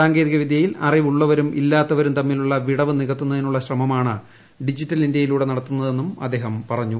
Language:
Malayalam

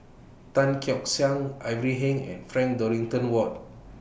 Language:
English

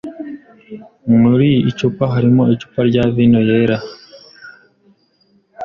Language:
Kinyarwanda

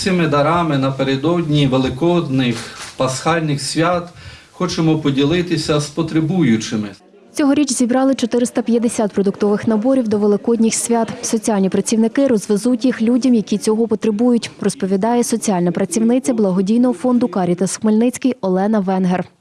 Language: Ukrainian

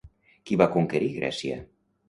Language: Catalan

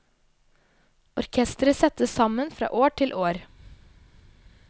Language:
Norwegian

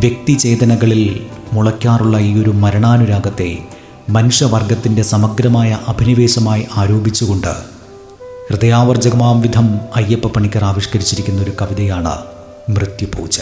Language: Malayalam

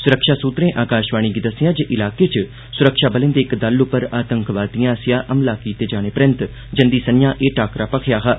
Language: Dogri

